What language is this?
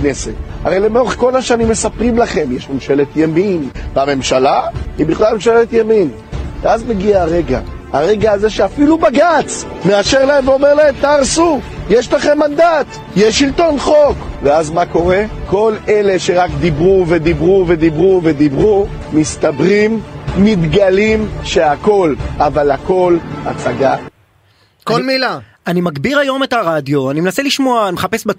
Hebrew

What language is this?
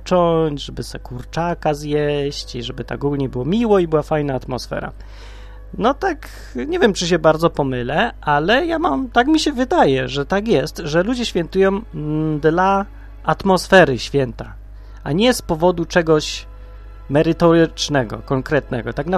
Polish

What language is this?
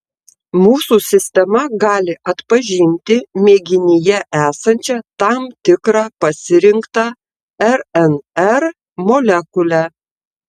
Lithuanian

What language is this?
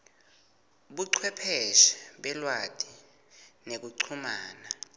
Swati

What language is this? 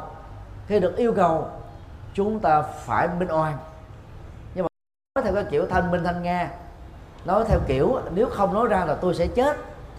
Vietnamese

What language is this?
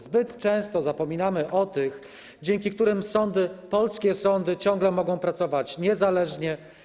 Polish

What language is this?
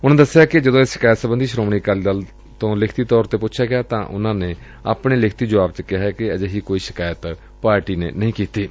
Punjabi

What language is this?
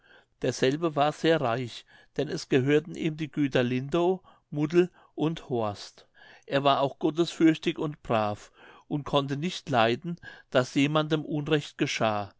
German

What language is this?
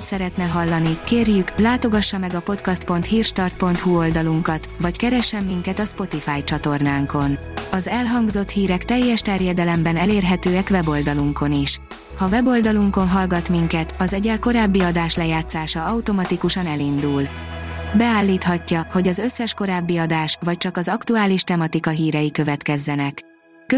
Hungarian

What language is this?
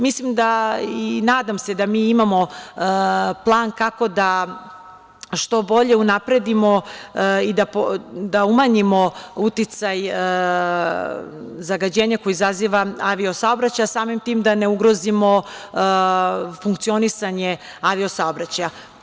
Serbian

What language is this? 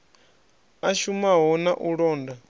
Venda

